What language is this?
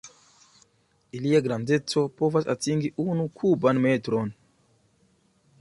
Esperanto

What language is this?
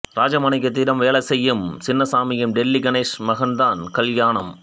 Tamil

